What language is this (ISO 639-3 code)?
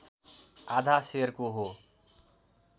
nep